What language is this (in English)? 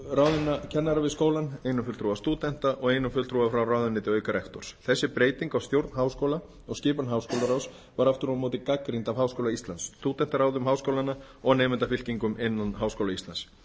Icelandic